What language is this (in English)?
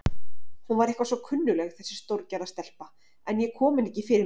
Icelandic